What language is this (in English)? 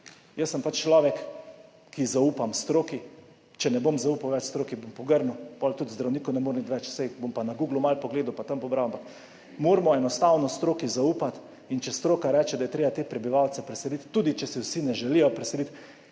Slovenian